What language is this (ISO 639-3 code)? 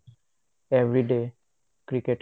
asm